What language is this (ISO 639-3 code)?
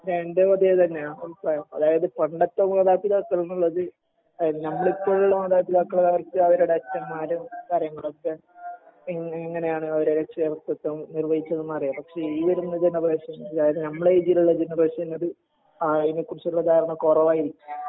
mal